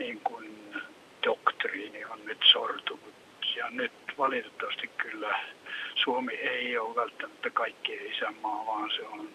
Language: Finnish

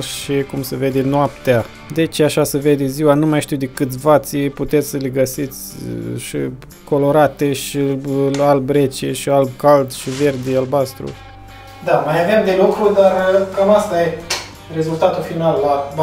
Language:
Romanian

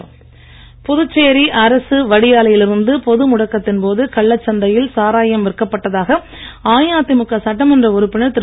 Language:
Tamil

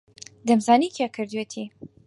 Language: Central Kurdish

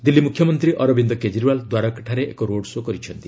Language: Odia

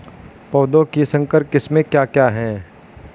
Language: Hindi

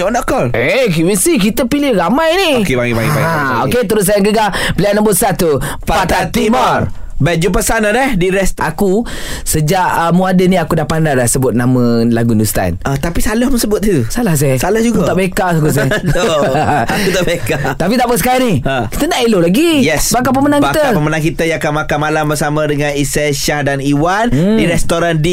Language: Malay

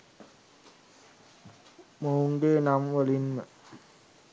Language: Sinhala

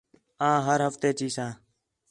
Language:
Khetrani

